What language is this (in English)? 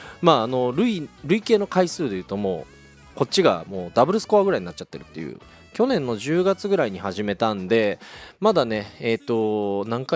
Japanese